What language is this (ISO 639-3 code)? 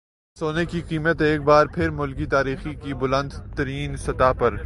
urd